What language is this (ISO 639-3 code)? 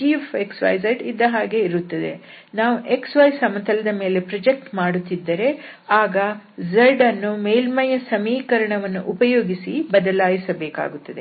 kan